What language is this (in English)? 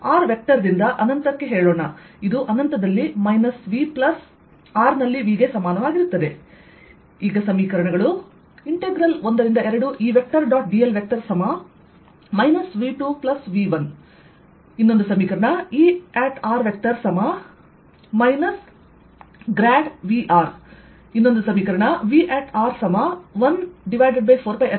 Kannada